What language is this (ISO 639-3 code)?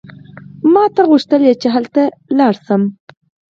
pus